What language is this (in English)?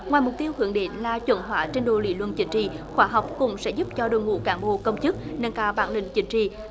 Vietnamese